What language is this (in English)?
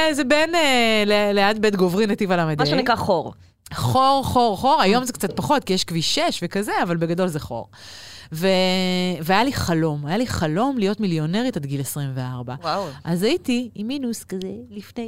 Hebrew